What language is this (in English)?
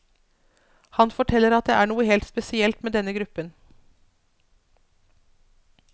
Norwegian